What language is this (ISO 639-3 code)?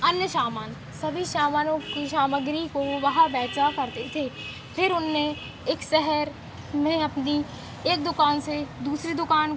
hin